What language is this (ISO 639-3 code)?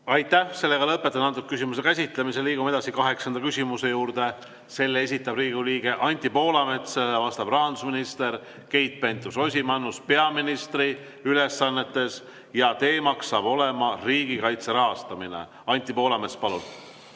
est